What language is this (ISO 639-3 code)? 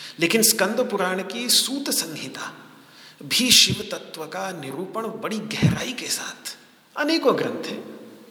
hin